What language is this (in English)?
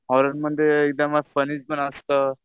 Marathi